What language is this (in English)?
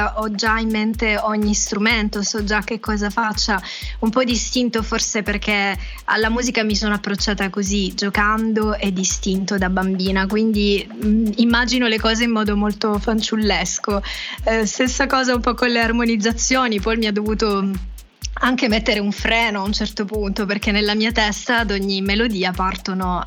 Italian